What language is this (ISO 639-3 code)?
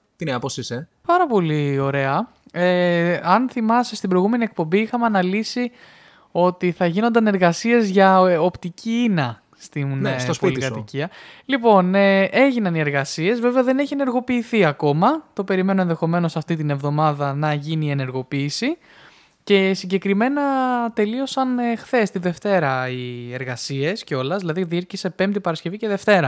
ell